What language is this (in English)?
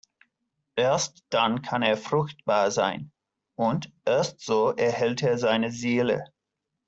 German